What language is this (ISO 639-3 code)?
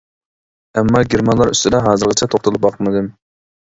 uig